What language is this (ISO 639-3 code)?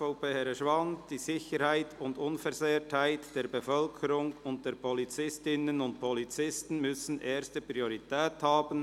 gsw